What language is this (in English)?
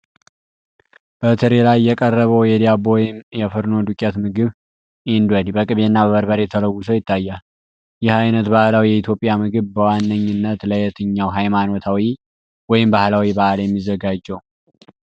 Amharic